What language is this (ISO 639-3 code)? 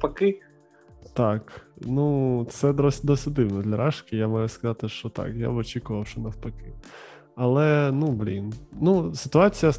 ukr